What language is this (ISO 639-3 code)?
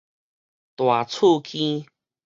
nan